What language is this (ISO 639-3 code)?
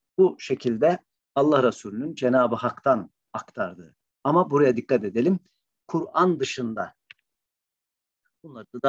tur